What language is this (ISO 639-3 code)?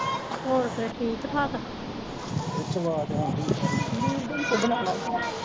pan